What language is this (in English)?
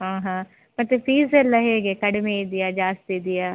Kannada